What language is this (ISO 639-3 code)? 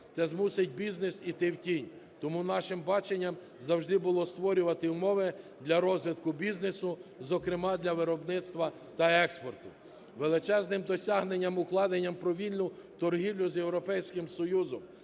ukr